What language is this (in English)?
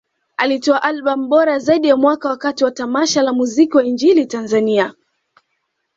Swahili